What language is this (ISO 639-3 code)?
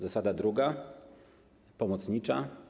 pol